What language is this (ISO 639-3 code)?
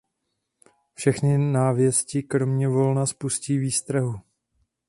ces